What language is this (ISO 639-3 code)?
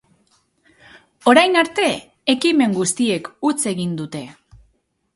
eus